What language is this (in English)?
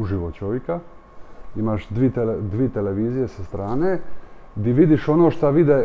Croatian